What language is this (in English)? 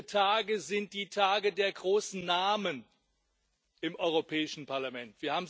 German